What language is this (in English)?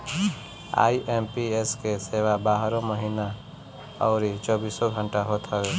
Bhojpuri